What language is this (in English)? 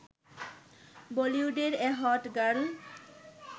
Bangla